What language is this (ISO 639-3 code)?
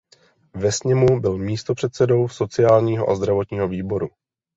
ces